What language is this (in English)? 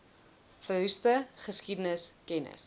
Afrikaans